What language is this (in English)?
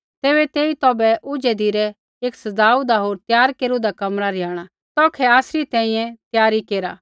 Kullu Pahari